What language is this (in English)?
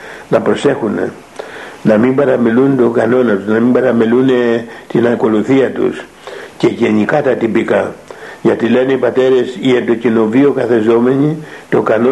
Greek